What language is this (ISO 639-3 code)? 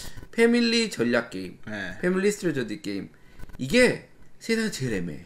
kor